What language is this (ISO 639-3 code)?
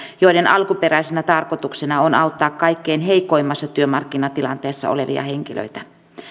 fin